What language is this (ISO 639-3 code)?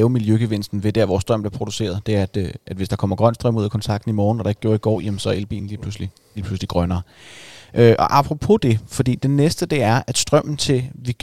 dan